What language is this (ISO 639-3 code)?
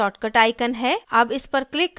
hin